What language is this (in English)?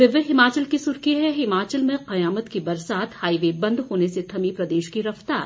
Hindi